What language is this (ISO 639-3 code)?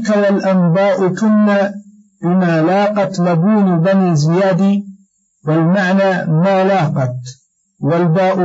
ara